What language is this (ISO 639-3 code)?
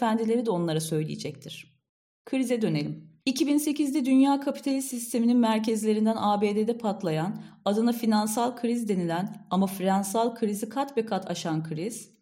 tur